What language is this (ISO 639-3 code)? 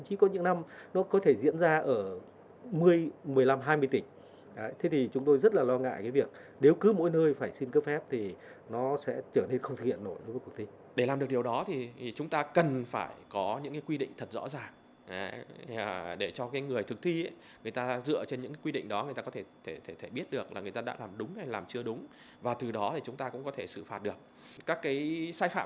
vie